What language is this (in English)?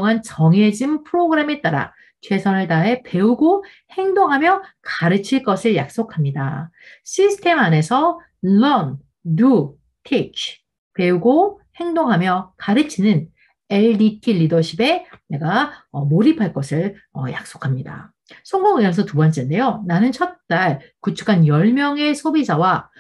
Korean